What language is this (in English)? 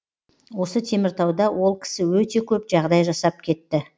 Kazakh